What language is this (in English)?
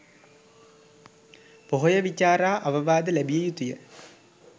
Sinhala